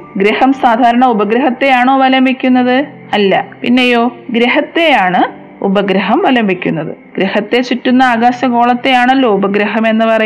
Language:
Malayalam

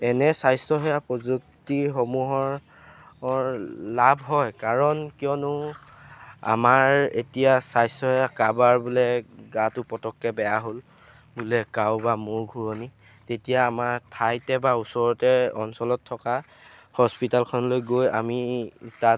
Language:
Assamese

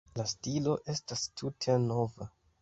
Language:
Esperanto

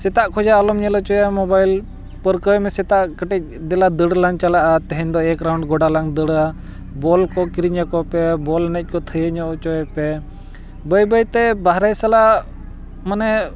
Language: Santali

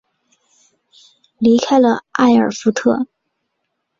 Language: Chinese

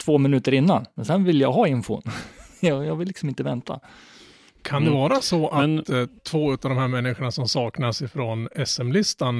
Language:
Swedish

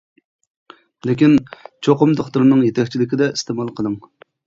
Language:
Uyghur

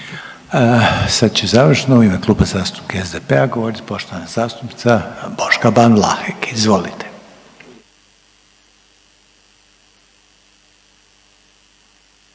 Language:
Croatian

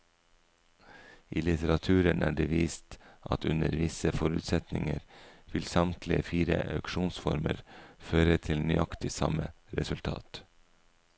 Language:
Norwegian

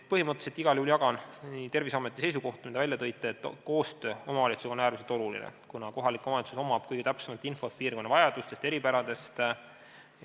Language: Estonian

